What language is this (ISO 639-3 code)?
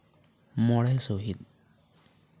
sat